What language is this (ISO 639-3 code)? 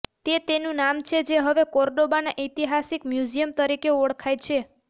guj